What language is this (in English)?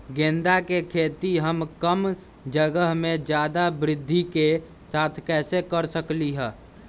Magahi